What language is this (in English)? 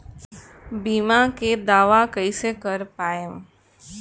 Bhojpuri